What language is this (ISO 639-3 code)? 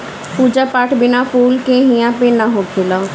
bho